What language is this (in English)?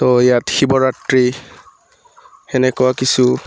Assamese